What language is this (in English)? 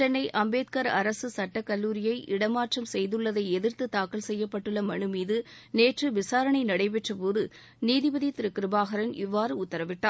Tamil